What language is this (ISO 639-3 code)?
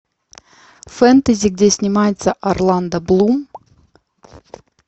rus